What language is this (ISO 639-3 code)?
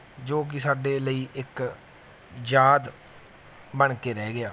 pan